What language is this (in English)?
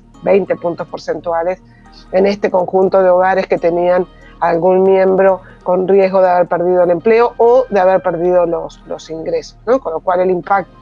Spanish